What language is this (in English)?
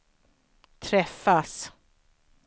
Swedish